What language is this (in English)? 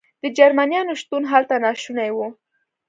Pashto